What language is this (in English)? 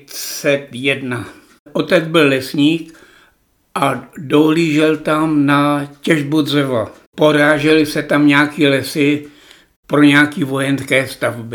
Czech